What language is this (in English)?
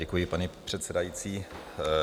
Czech